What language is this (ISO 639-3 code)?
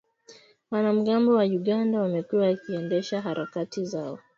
swa